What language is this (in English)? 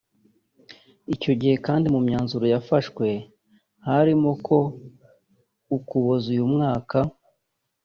Kinyarwanda